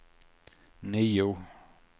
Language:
Swedish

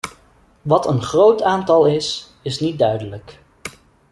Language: Dutch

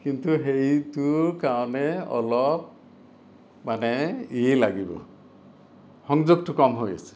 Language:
Assamese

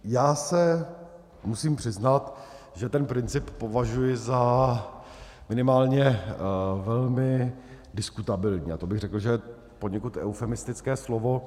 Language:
Czech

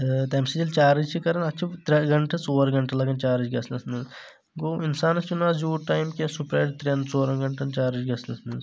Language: Kashmiri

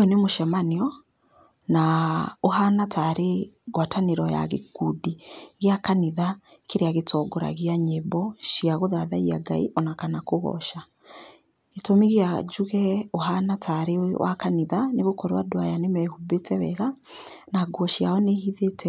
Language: Kikuyu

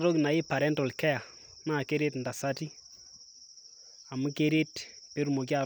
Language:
Masai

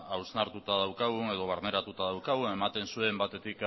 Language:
Basque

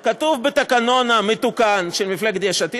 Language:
Hebrew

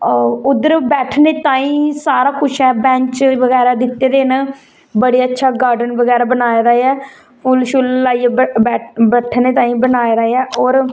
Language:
Dogri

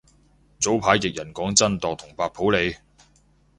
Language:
Cantonese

